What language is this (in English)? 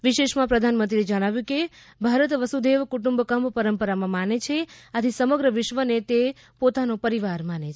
Gujarati